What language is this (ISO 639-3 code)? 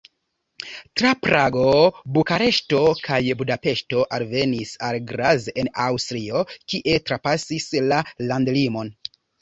epo